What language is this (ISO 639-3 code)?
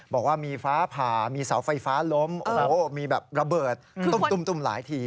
tha